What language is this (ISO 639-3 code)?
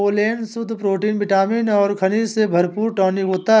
hin